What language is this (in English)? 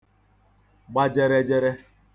Igbo